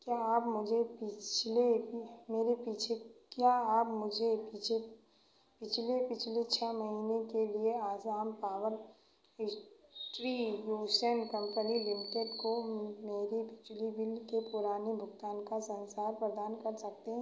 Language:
Hindi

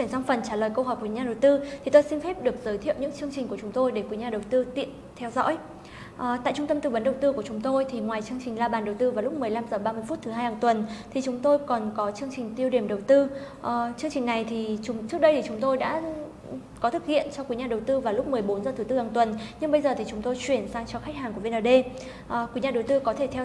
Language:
Vietnamese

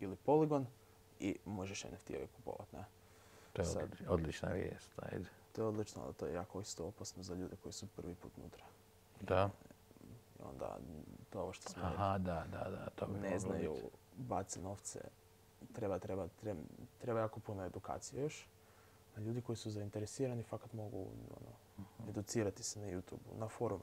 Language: Croatian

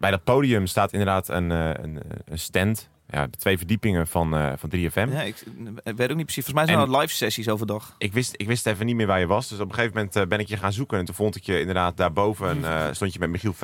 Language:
Dutch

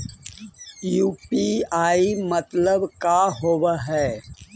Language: Magahi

